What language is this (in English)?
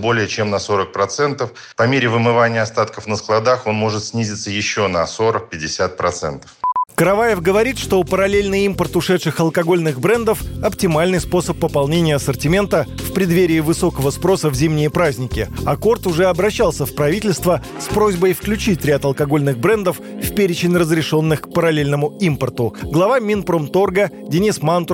Russian